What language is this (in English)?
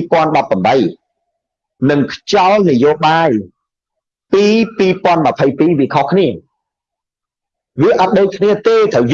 Vietnamese